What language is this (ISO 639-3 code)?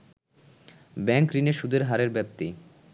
ben